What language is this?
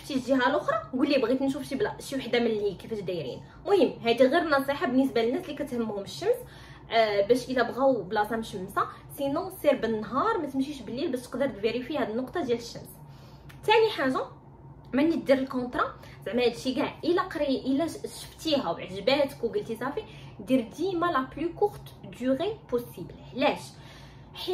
Arabic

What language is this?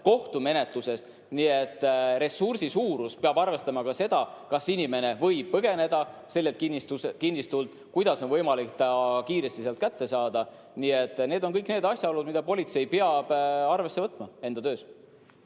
Estonian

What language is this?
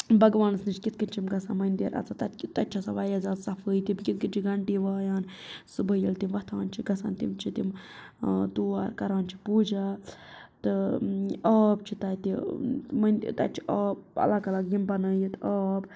Kashmiri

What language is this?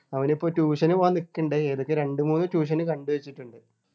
Malayalam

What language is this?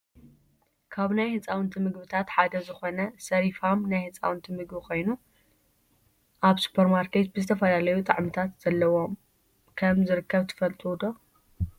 Tigrinya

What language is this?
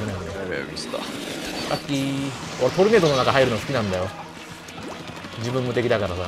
Japanese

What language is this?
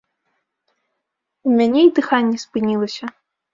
Belarusian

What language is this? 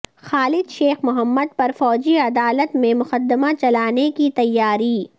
Urdu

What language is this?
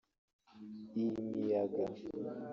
Kinyarwanda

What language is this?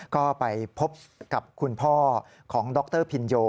Thai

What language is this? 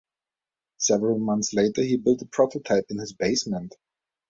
English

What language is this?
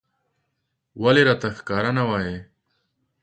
Pashto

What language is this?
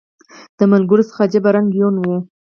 Pashto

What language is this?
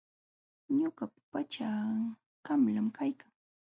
Jauja Wanca Quechua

